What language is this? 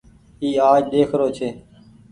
Goaria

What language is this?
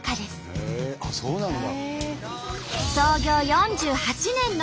Japanese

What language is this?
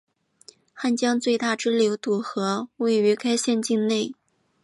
Chinese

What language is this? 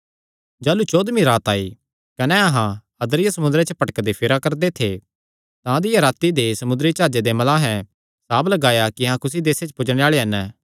Kangri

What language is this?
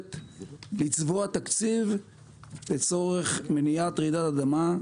Hebrew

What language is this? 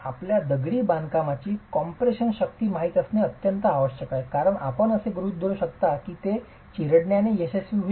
Marathi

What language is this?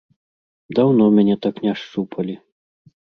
Belarusian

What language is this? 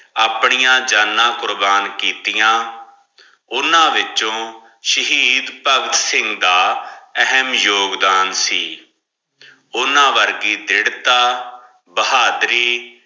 Punjabi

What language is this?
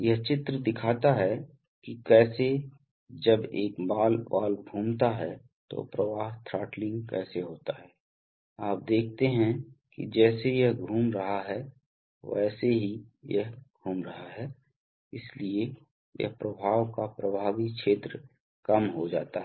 Hindi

